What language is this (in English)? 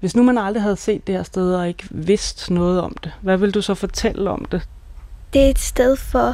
Danish